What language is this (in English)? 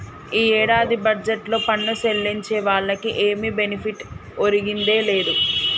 Telugu